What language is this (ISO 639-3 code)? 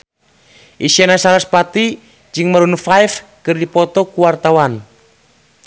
sun